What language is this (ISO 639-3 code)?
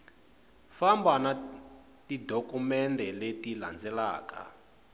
tso